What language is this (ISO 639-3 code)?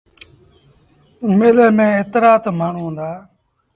sbn